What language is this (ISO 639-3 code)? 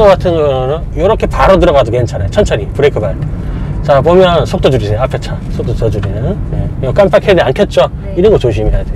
kor